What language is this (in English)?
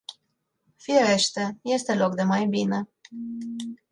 Romanian